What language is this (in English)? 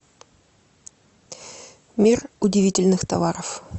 Russian